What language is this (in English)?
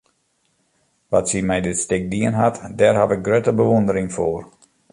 Western Frisian